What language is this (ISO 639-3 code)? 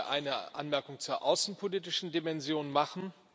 deu